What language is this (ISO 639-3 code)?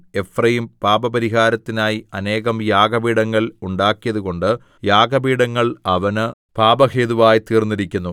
mal